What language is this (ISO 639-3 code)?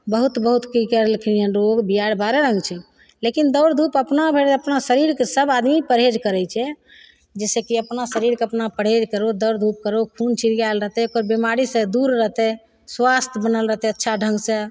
mai